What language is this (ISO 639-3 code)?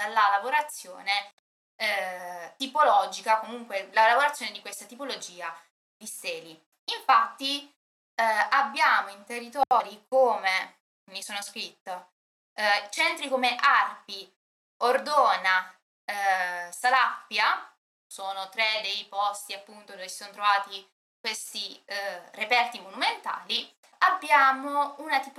ita